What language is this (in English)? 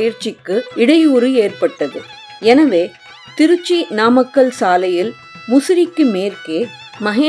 Tamil